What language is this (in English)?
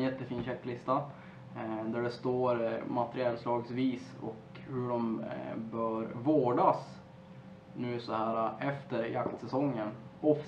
Swedish